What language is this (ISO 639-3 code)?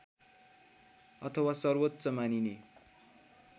nep